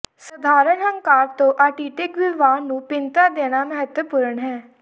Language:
Punjabi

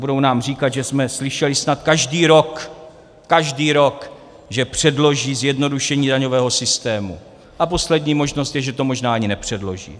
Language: Czech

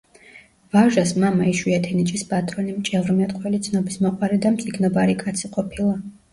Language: Georgian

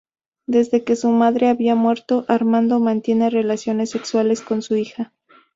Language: Spanish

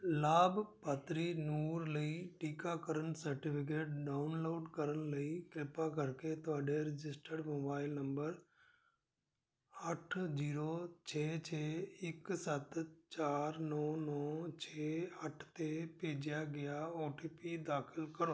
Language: Punjabi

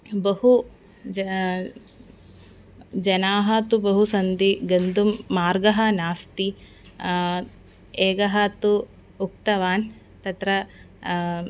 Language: Sanskrit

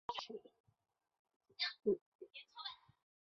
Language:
Chinese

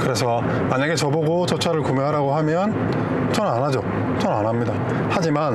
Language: Korean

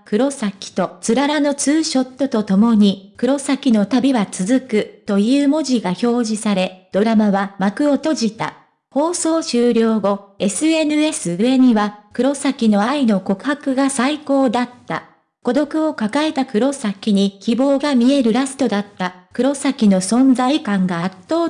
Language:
Japanese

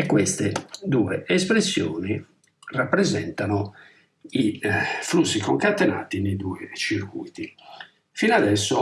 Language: Italian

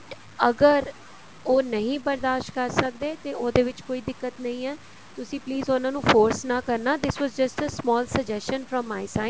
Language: Punjabi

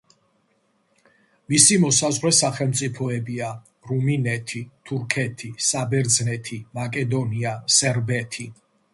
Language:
Georgian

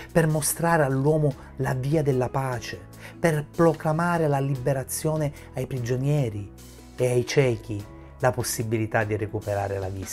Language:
Italian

